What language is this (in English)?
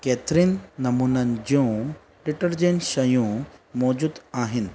Sindhi